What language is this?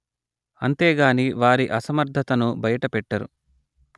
Telugu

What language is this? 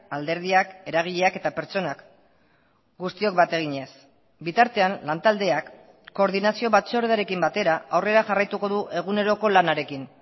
Basque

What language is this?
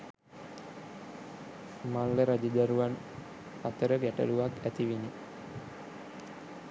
Sinhala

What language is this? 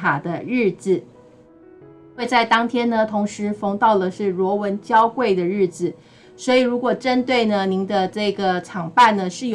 Chinese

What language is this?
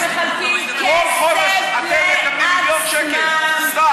Hebrew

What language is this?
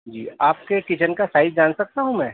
Urdu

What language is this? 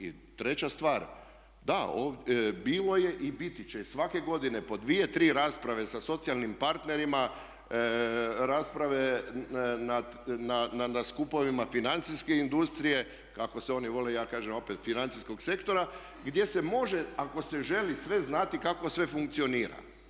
Croatian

